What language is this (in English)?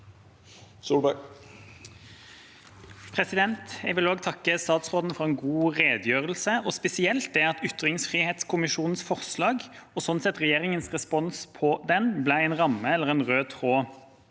Norwegian